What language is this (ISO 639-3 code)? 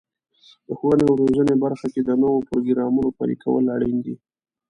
pus